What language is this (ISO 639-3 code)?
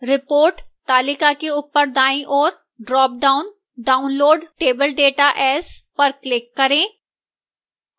hin